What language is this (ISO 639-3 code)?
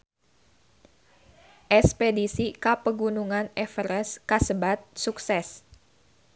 sun